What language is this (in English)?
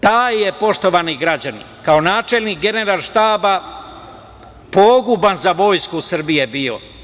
Serbian